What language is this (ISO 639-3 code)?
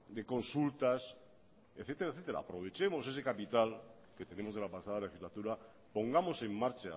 spa